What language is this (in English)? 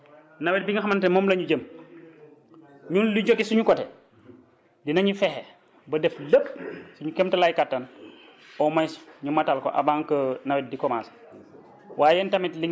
Wolof